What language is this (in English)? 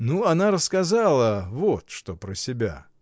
Russian